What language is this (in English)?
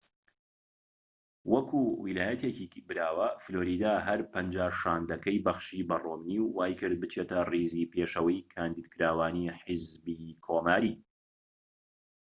Central Kurdish